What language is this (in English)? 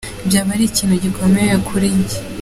Kinyarwanda